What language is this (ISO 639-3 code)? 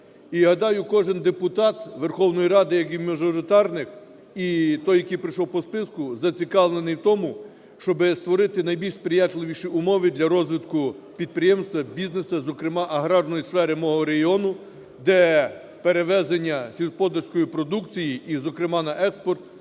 ukr